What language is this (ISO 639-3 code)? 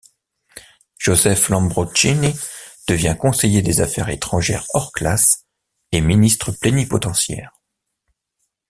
fra